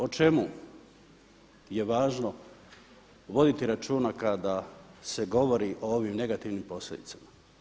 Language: Croatian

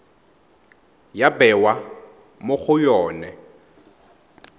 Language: Tswana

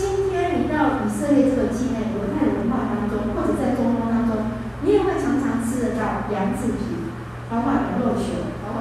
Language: Chinese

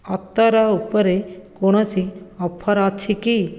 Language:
Odia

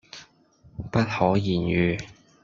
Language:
Cantonese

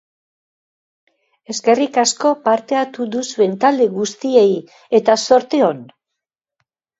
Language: Basque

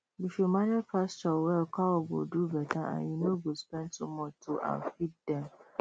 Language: Nigerian Pidgin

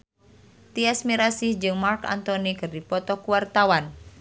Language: Sundanese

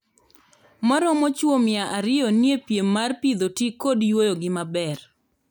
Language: Luo (Kenya and Tanzania)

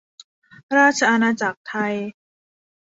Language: Thai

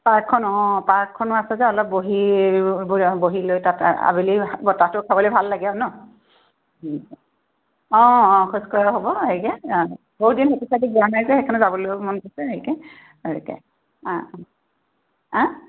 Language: Assamese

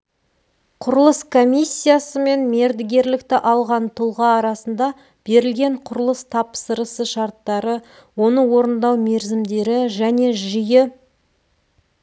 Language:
Kazakh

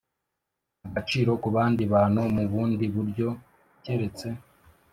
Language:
Kinyarwanda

